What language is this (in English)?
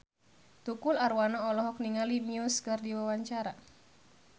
Sundanese